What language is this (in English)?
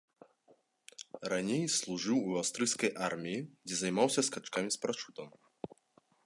Belarusian